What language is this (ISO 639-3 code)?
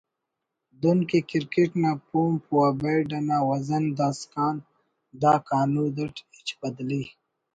brh